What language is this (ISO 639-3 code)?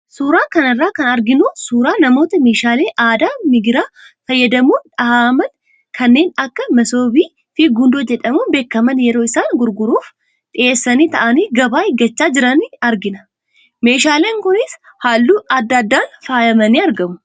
orm